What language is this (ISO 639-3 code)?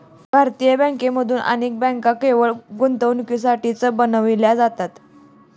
mar